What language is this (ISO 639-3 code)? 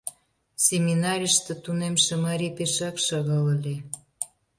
chm